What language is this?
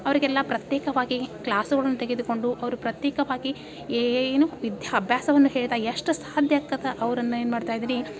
Kannada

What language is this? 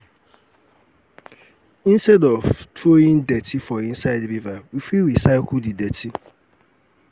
Nigerian Pidgin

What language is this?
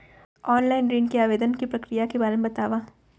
Chhattisgarhi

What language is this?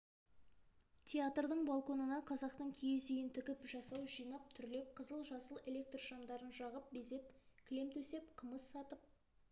Kazakh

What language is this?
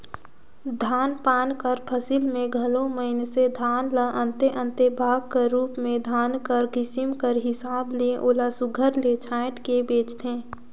Chhattisgarhi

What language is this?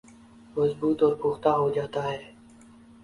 Urdu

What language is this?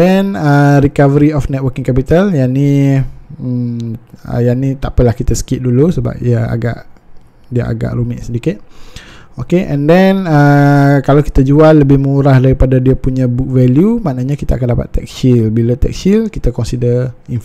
Malay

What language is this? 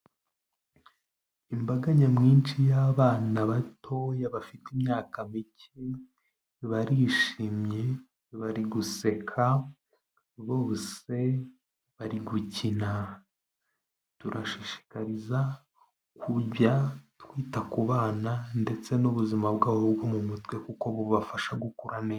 Kinyarwanda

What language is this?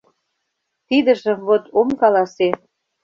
Mari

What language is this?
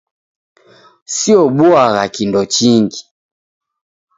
Taita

